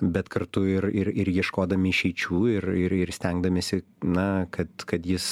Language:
Lithuanian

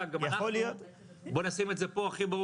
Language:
Hebrew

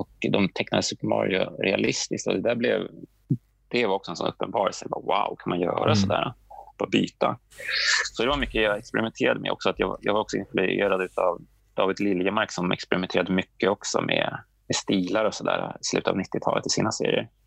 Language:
Swedish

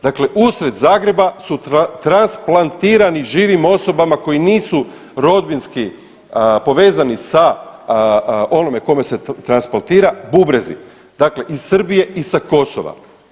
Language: Croatian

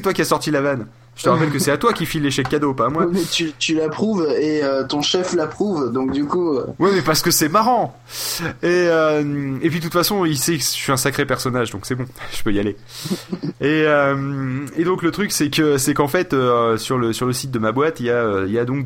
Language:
French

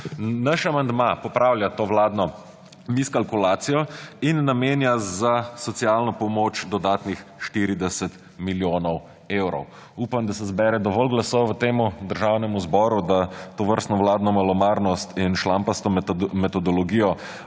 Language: Slovenian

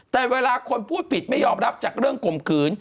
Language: Thai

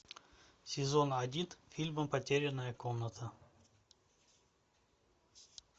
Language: Russian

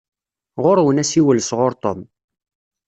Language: Kabyle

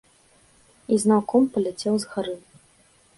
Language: Belarusian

